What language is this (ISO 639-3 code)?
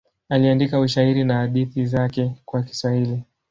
swa